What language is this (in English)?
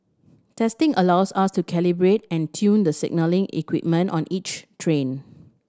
English